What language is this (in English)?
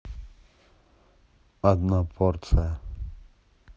Russian